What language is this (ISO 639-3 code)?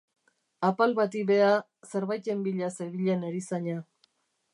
eus